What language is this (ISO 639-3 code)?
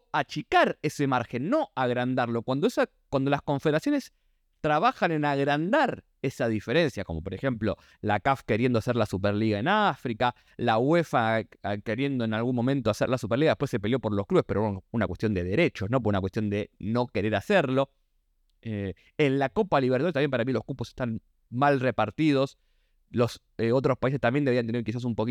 spa